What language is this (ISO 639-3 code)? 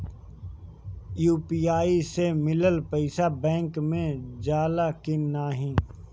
bho